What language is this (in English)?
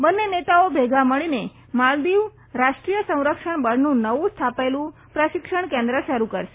Gujarati